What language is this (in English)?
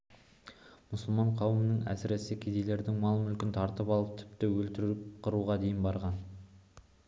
Kazakh